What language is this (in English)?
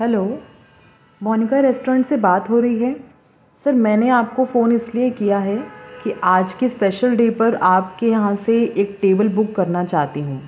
Urdu